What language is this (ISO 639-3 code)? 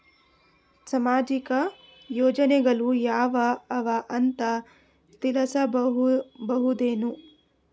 kan